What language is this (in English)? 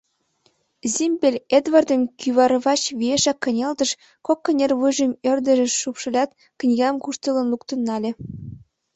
Mari